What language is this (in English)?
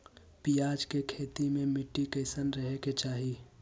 Magahi